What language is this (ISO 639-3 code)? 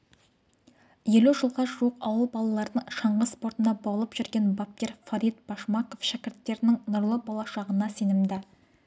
kaz